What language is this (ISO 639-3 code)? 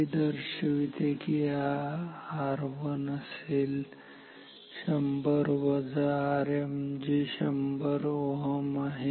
mar